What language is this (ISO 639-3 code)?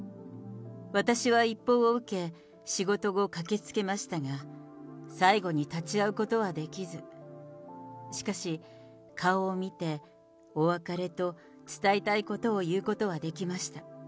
jpn